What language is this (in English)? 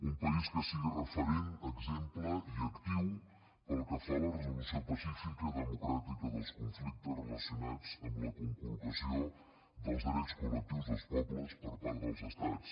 Catalan